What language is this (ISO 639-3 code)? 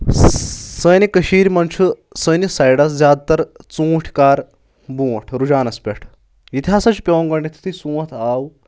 kas